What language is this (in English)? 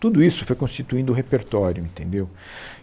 Portuguese